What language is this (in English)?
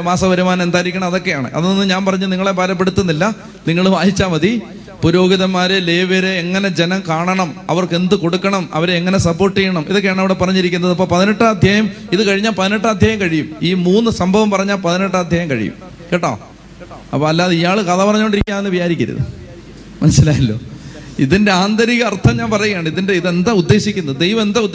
Malayalam